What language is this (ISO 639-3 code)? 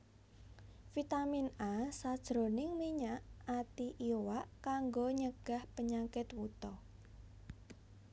jav